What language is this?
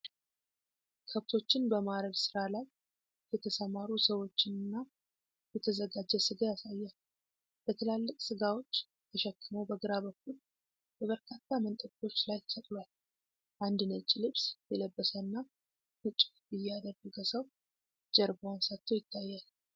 Amharic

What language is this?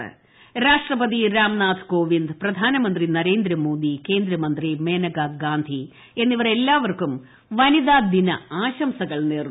Malayalam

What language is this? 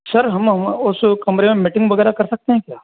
Hindi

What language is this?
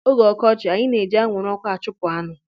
Igbo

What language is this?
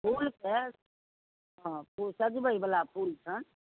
Maithili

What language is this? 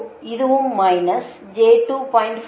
Tamil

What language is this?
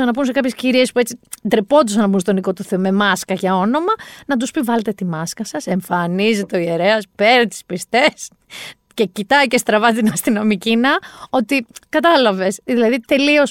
Greek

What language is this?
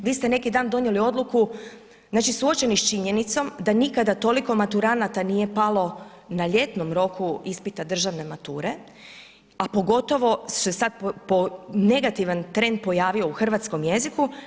Croatian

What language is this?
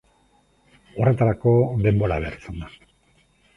Basque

